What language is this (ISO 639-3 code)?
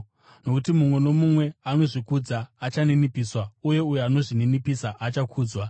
sna